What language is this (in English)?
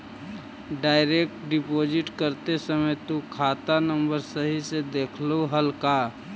Magahi